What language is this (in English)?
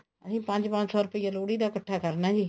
Punjabi